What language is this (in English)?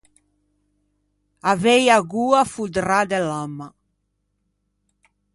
Ligurian